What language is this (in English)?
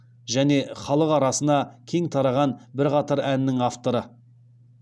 Kazakh